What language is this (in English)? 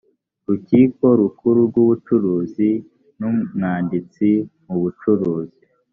Kinyarwanda